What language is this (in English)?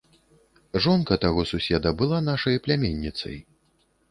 Belarusian